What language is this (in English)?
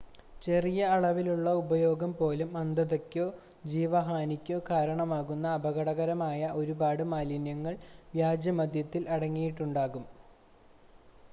Malayalam